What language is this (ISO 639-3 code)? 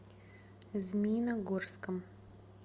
rus